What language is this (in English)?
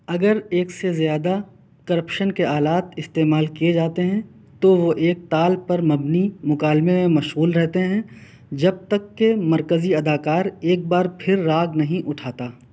Urdu